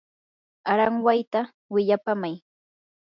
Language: Yanahuanca Pasco Quechua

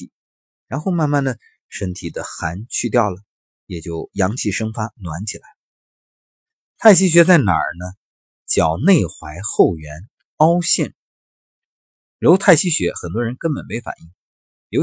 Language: Chinese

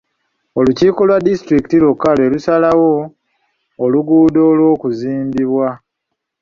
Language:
Ganda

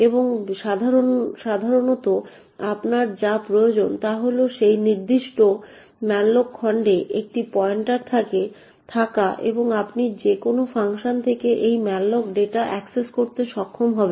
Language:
Bangla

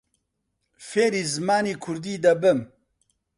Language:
Central Kurdish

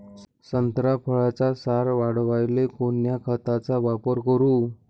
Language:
Marathi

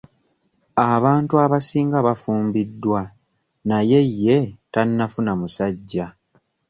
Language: Ganda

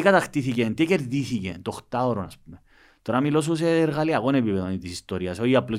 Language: Greek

